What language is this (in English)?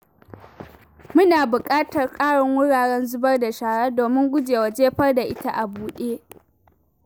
Hausa